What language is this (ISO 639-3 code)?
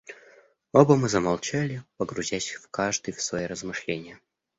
rus